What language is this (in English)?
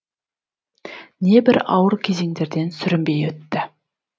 Kazakh